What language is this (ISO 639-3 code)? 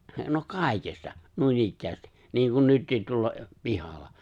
fin